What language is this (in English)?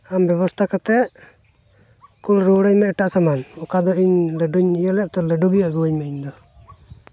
Santali